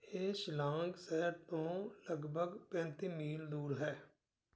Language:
Punjabi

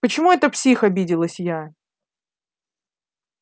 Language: Russian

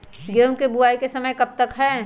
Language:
Magahi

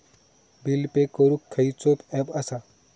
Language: Marathi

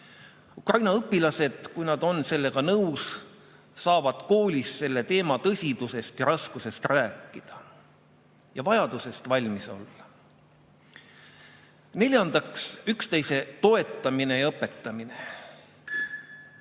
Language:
Estonian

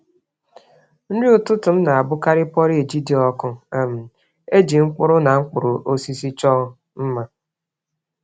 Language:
Igbo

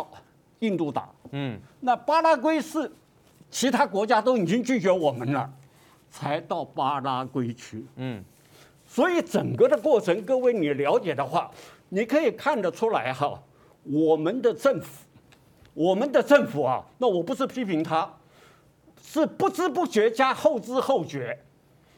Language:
Chinese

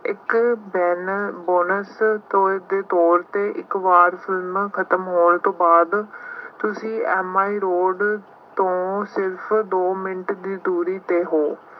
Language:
Punjabi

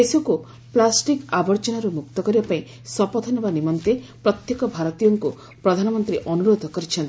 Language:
Odia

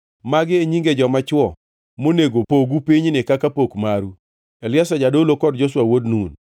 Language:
Luo (Kenya and Tanzania)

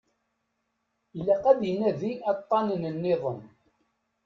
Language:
Kabyle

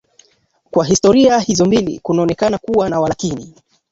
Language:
Swahili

